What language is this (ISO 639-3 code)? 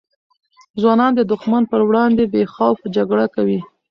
pus